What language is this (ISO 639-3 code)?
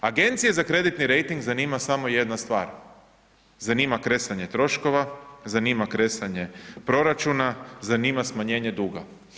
hrv